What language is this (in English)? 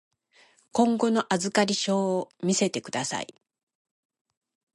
Japanese